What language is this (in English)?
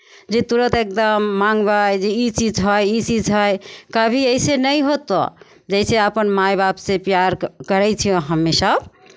Maithili